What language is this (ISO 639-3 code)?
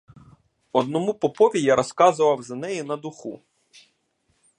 ukr